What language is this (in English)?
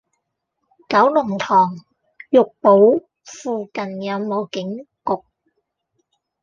Cantonese